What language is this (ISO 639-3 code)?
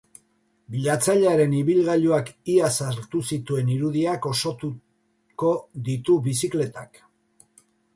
eus